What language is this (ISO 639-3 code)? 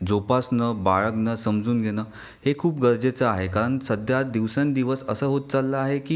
mar